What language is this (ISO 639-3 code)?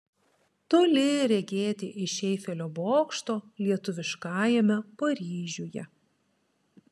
lit